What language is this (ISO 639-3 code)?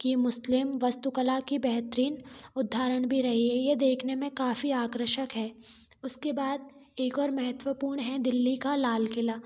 hin